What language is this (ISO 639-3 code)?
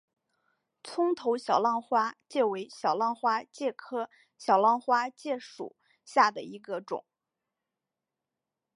zho